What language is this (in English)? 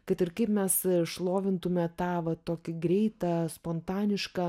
Lithuanian